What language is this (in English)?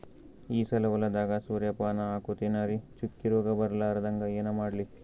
Kannada